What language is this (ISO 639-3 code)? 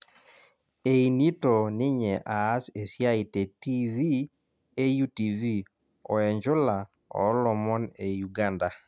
mas